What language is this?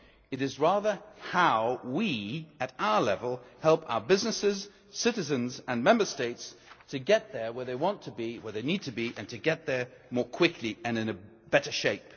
English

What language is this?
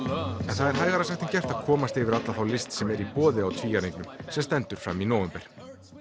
Icelandic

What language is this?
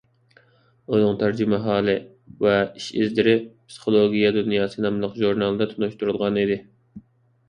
Uyghur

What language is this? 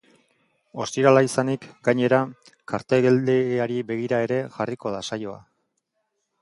Basque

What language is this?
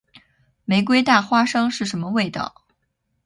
Chinese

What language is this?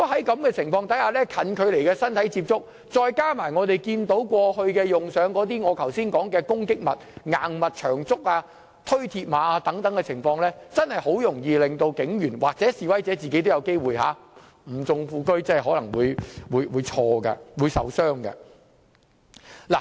Cantonese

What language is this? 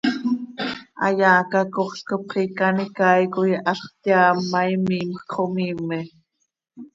Seri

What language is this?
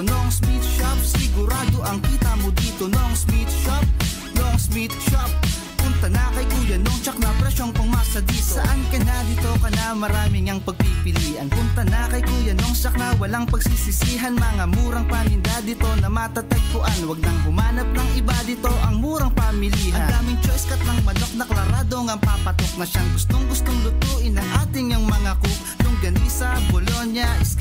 Filipino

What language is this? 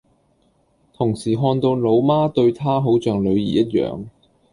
Cantonese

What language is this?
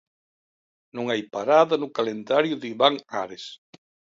Galician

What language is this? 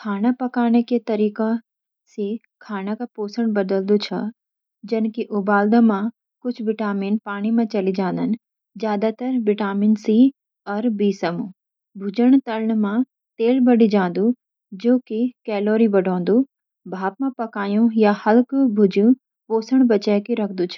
Garhwali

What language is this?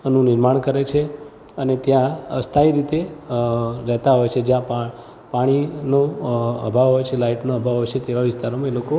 Gujarati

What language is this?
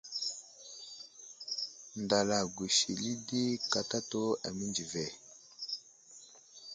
Wuzlam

